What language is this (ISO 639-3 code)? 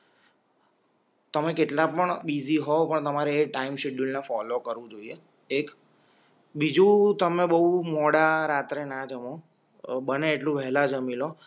guj